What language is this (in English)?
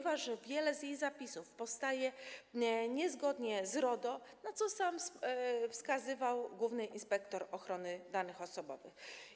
Polish